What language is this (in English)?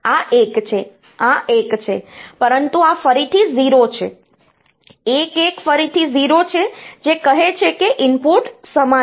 Gujarati